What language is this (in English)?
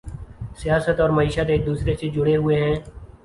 Urdu